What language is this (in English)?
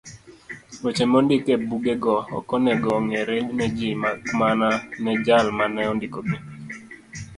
Luo (Kenya and Tanzania)